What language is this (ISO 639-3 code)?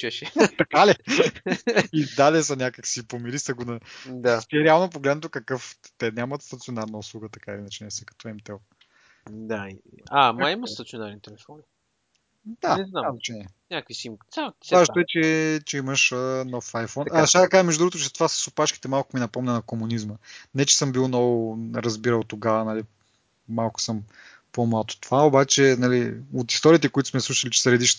bul